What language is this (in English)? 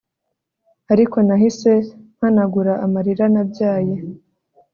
Kinyarwanda